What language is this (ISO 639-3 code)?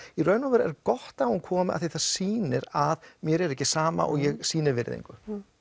isl